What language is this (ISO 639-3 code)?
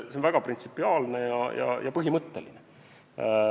est